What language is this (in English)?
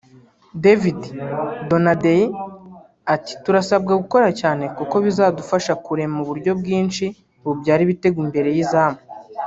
Kinyarwanda